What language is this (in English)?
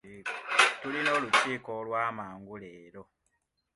Ganda